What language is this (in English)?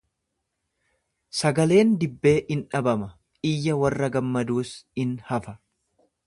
Oromo